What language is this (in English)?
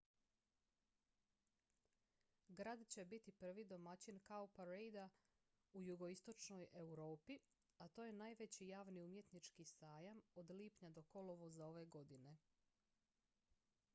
Croatian